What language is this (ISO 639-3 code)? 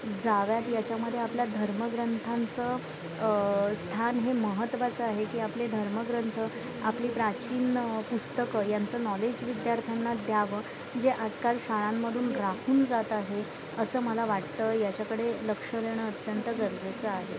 mar